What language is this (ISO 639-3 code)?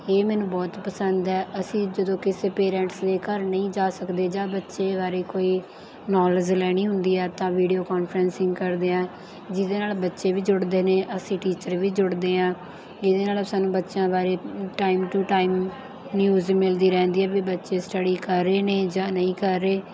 pan